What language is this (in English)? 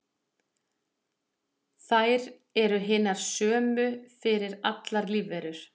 Icelandic